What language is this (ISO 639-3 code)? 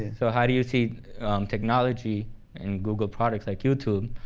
eng